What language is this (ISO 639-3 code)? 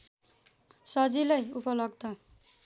nep